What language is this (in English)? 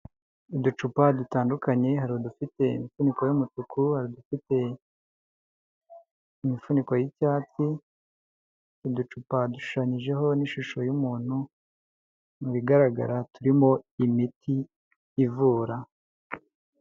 Kinyarwanda